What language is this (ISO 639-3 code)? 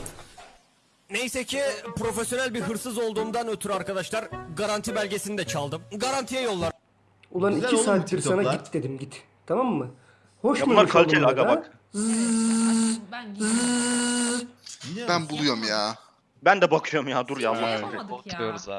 tur